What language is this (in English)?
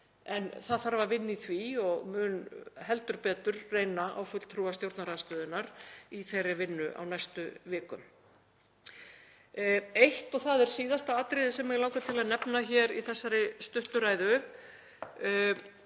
Icelandic